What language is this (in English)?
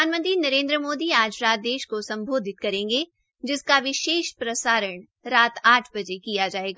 Hindi